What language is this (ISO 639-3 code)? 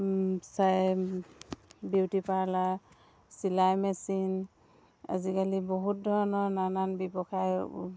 asm